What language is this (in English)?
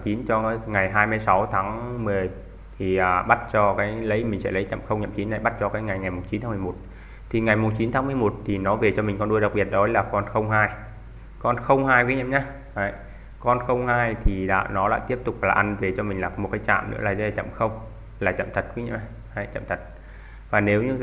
Vietnamese